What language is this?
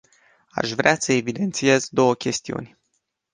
Romanian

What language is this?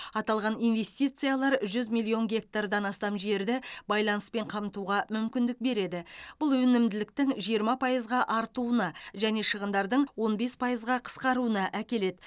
Kazakh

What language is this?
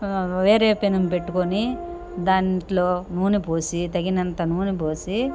Telugu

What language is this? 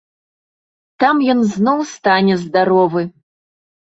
Belarusian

